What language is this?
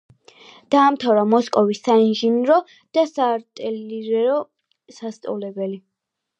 Georgian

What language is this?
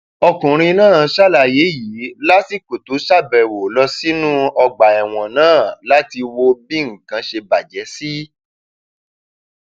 Yoruba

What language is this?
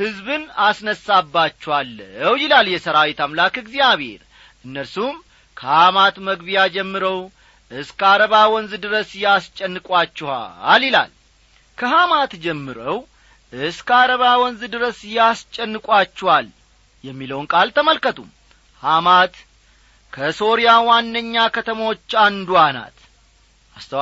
Amharic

